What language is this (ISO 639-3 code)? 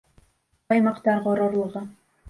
bak